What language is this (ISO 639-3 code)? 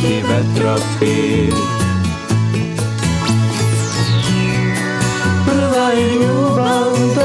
hrv